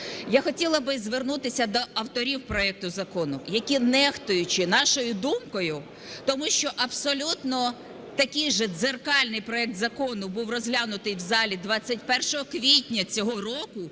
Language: Ukrainian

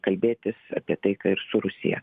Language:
Lithuanian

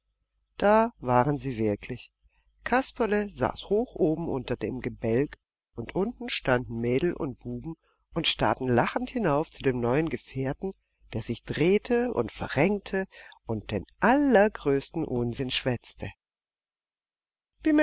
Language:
German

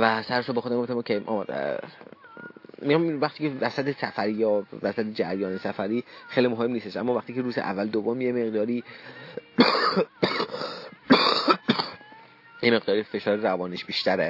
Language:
Persian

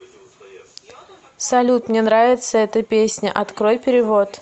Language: Russian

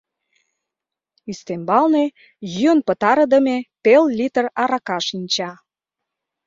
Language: Mari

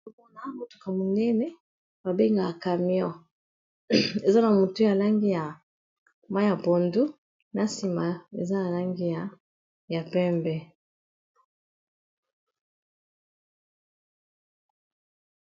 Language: Lingala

